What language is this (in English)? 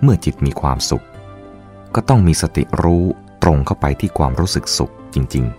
Thai